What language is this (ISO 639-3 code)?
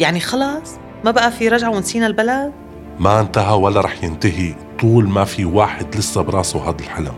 ara